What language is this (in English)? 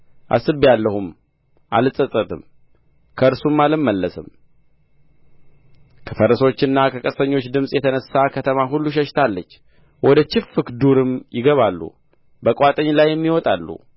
Amharic